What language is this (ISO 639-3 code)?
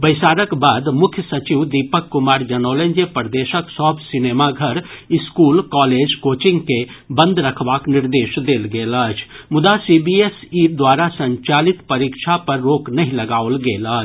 mai